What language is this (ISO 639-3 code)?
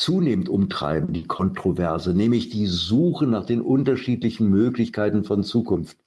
deu